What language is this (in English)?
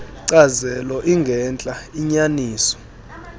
Xhosa